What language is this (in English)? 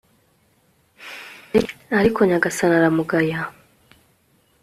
Kinyarwanda